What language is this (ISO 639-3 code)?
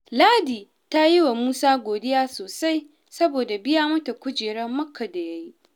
hau